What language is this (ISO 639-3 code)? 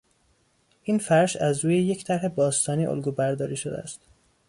fas